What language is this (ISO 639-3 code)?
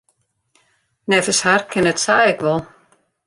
fry